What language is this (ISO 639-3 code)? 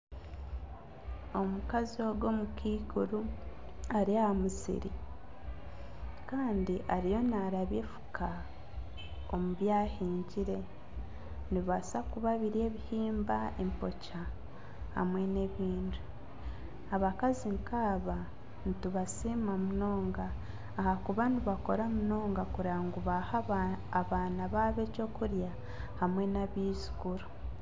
nyn